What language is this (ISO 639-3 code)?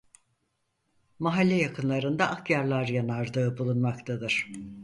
tur